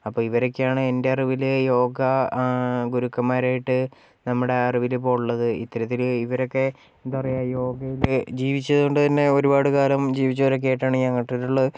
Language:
Malayalam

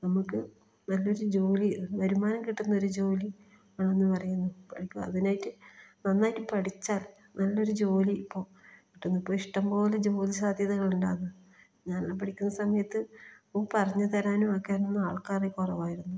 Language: Malayalam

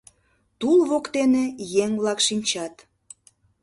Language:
Mari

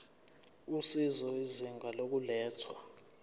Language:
Zulu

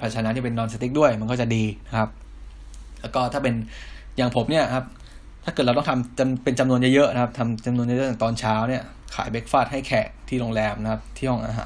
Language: Thai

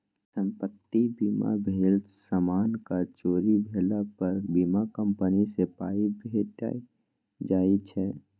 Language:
Maithili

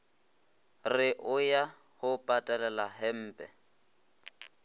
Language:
Northern Sotho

